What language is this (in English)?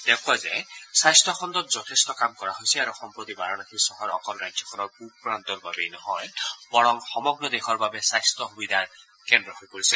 Assamese